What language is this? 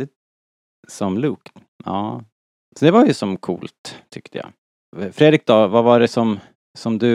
Swedish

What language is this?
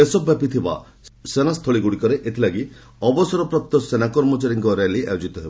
Odia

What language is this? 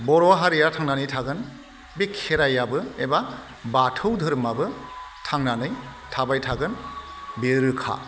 Bodo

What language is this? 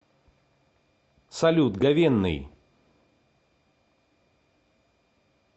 Russian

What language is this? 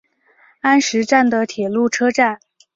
Chinese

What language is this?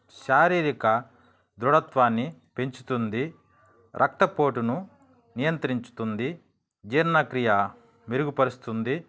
Telugu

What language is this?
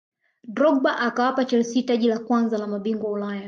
Swahili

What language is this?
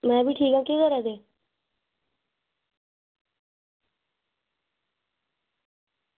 Dogri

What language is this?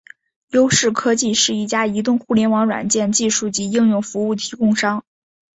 Chinese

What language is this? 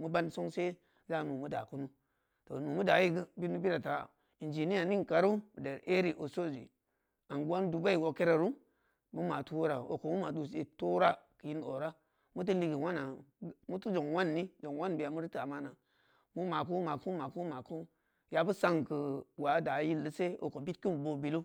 Samba Leko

